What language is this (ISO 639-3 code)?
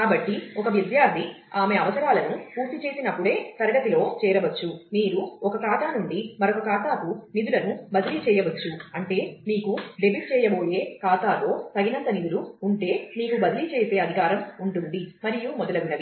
tel